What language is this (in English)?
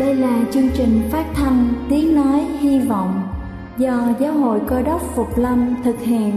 Vietnamese